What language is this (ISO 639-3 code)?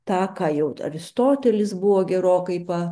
lit